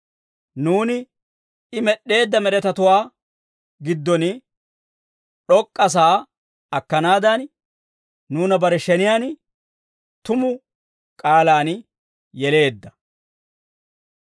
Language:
Dawro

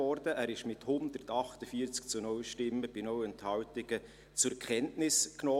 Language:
Swiss German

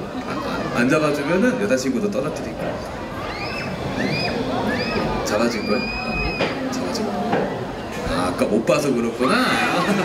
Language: Korean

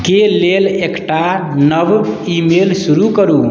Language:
Maithili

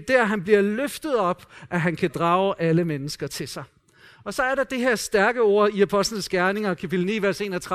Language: Danish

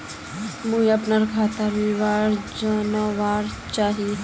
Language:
Magahi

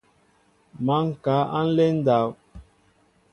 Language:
Mbo (Cameroon)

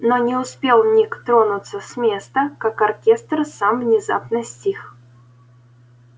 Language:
Russian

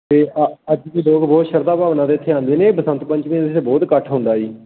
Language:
Punjabi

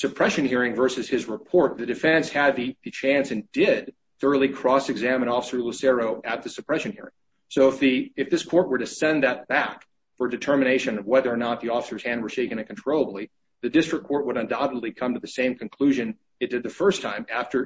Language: English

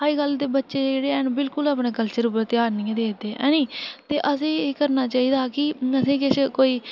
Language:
Dogri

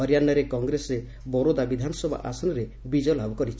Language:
Odia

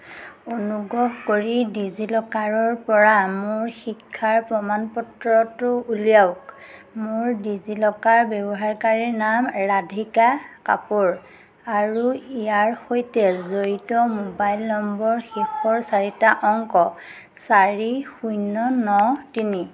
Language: Assamese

